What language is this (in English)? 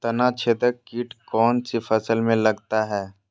Magahi